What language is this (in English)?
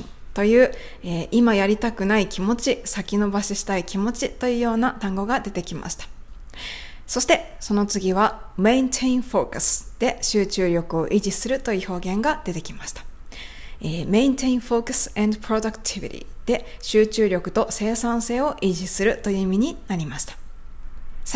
Japanese